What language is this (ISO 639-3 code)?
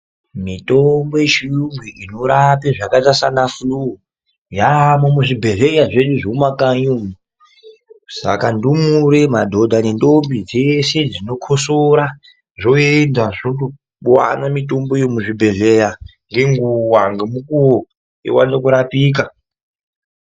ndc